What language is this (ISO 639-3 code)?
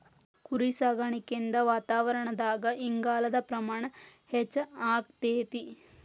kan